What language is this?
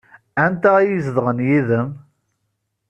Kabyle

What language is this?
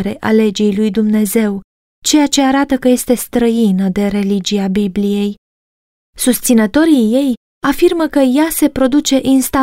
Romanian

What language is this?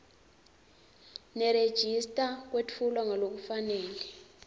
Swati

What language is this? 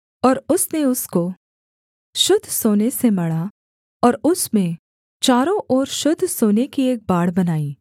Hindi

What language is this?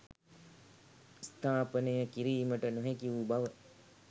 Sinhala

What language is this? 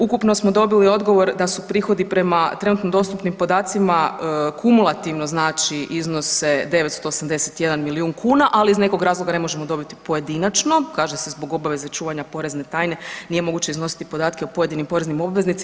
Croatian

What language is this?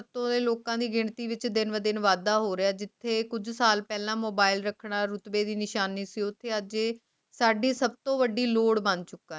Punjabi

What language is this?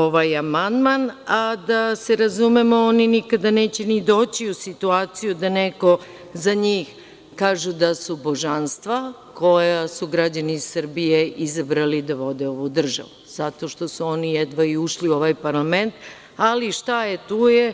Serbian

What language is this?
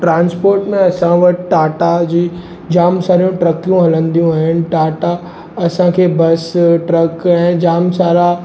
Sindhi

